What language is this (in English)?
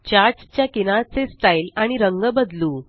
Marathi